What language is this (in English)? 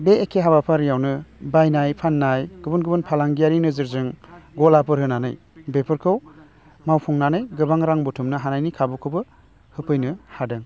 Bodo